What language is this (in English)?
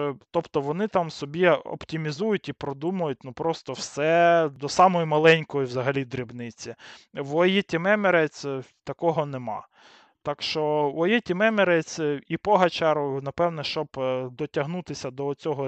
Ukrainian